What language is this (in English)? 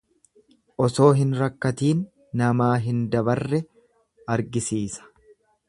Oromo